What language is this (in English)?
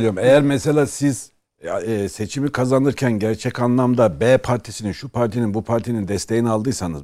Turkish